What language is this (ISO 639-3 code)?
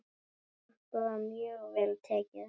isl